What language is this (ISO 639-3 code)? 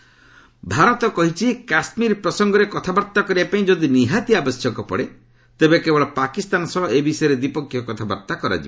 ori